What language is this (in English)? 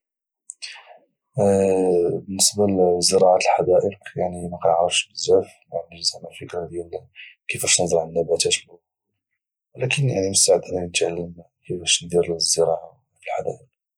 Moroccan Arabic